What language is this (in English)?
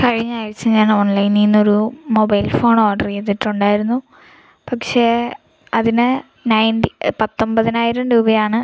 Malayalam